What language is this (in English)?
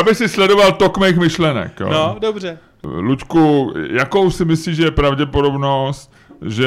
Czech